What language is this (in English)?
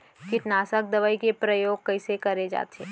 Chhattisgarhi